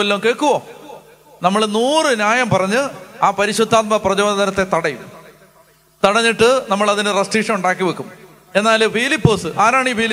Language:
Hindi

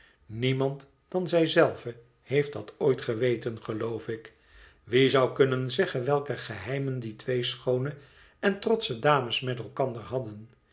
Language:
Dutch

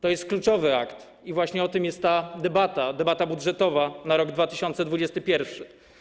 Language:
Polish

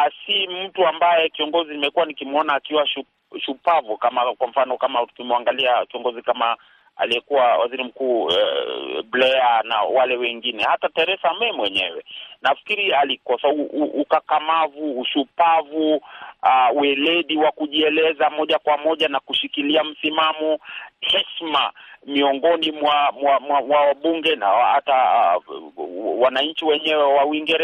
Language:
Swahili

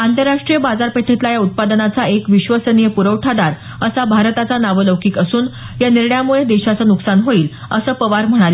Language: Marathi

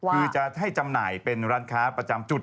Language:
Thai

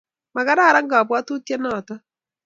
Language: Kalenjin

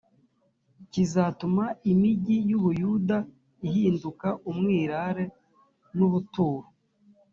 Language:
Kinyarwanda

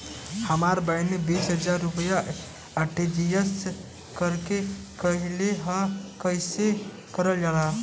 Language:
Bhojpuri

